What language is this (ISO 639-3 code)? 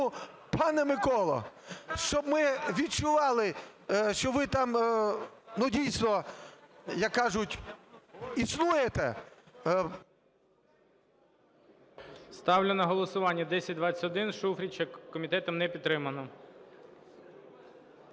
ukr